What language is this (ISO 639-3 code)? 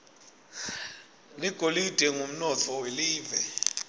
ssw